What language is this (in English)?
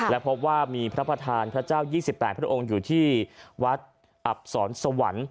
Thai